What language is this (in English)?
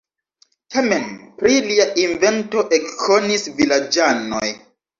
Esperanto